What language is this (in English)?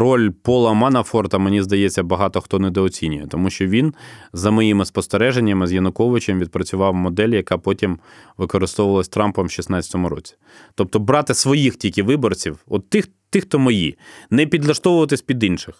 Ukrainian